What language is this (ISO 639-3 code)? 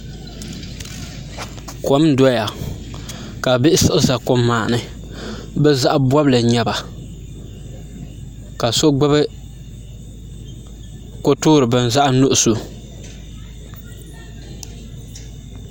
dag